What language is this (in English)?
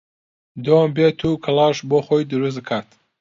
Central Kurdish